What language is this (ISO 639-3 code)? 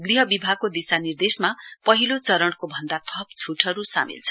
nep